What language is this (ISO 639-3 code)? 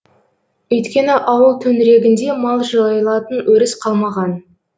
kaz